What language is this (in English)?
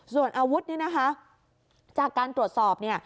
Thai